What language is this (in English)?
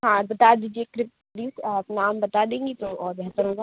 Urdu